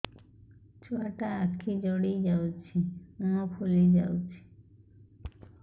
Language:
Odia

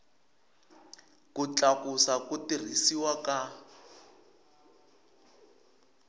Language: Tsonga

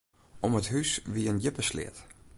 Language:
Western Frisian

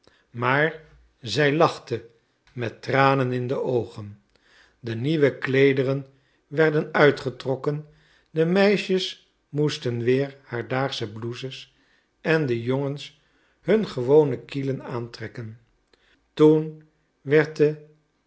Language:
Dutch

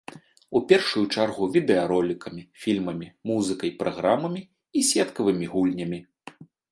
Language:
Belarusian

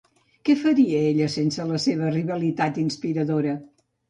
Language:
Catalan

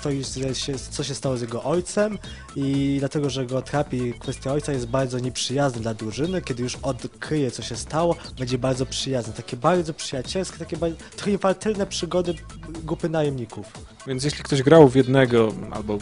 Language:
Polish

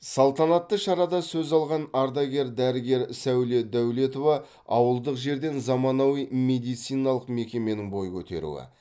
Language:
Kazakh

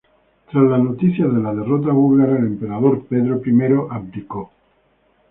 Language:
Spanish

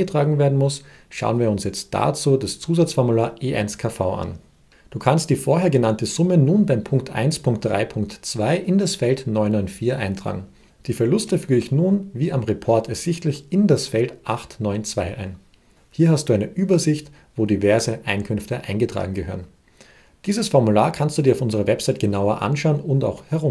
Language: German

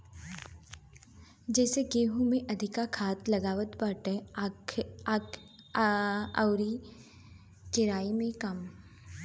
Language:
Bhojpuri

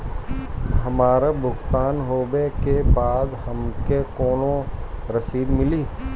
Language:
Bhojpuri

